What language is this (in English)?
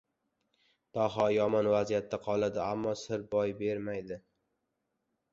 Uzbek